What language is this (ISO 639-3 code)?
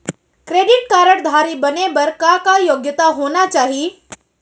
hne